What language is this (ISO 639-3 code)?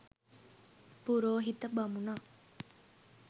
sin